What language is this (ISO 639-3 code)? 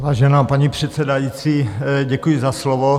ces